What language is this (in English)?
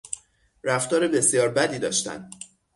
Persian